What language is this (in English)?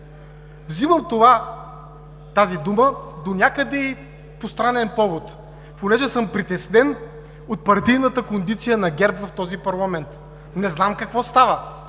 Bulgarian